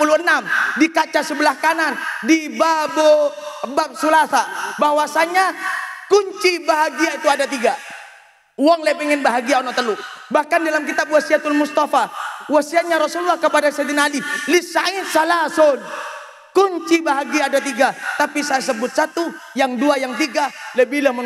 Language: Indonesian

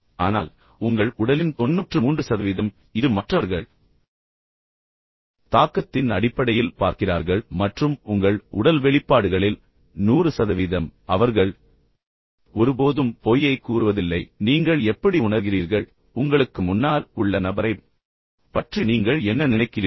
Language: Tamil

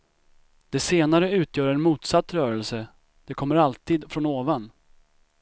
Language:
Swedish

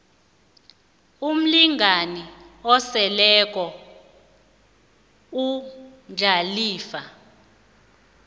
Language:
South Ndebele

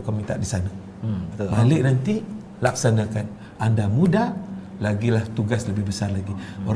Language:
Malay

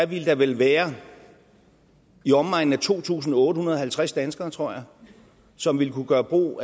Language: Danish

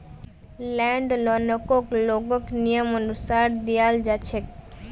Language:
Magahi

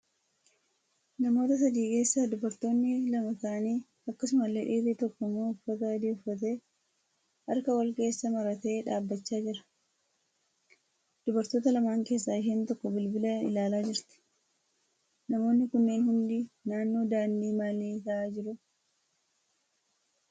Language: Oromo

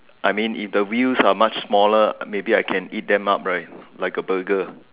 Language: English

